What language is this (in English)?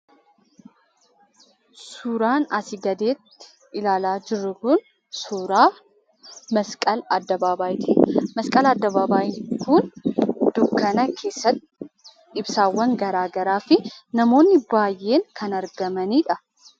Oromo